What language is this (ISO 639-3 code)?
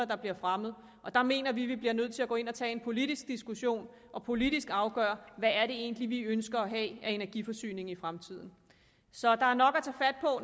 dan